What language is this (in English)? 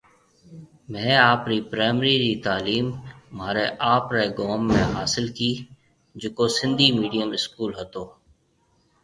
Marwari (Pakistan)